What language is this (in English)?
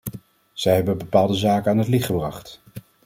Dutch